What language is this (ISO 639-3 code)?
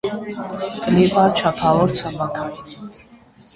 hye